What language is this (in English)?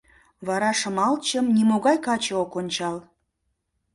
Mari